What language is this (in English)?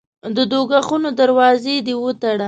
Pashto